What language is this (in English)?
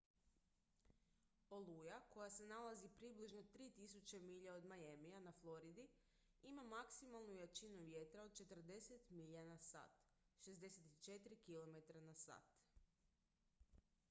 Croatian